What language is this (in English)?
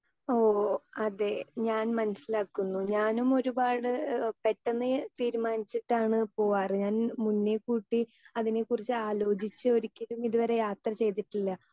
Malayalam